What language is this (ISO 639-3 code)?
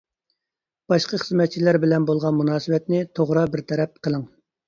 uig